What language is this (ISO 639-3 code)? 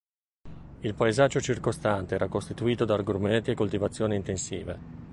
ita